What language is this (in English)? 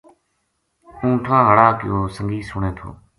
Gujari